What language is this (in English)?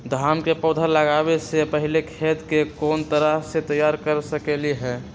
Magahi